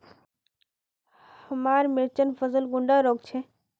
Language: Magahi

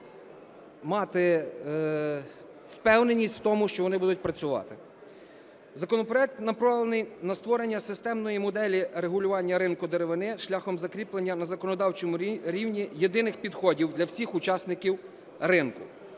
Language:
Ukrainian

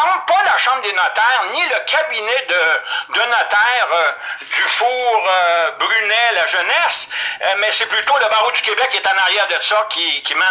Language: French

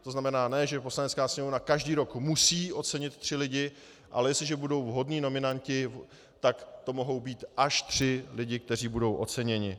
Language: Czech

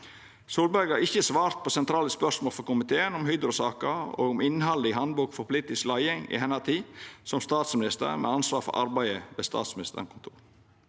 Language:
Norwegian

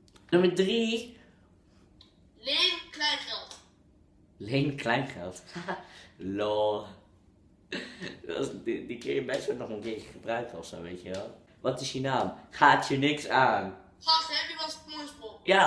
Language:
Dutch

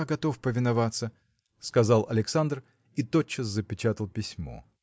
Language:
Russian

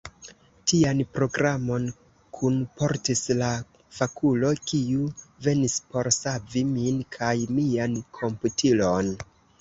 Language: Esperanto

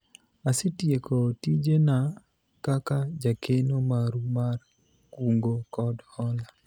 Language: Luo (Kenya and Tanzania)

